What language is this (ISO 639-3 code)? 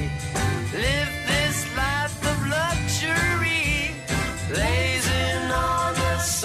fas